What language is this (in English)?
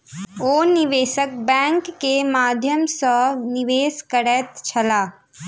Maithili